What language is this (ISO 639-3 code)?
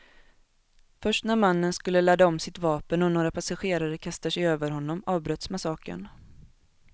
swe